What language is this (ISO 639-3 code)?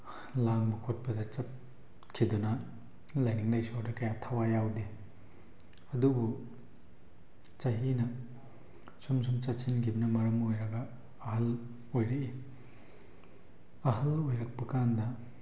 mni